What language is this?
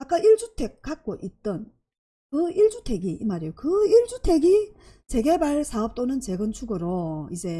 Korean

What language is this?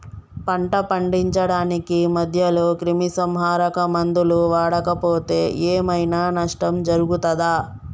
Telugu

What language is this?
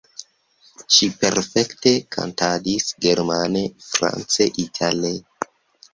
Esperanto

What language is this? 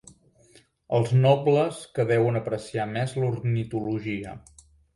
Catalan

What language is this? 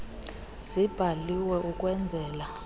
Xhosa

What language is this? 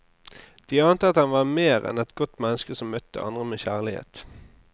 Norwegian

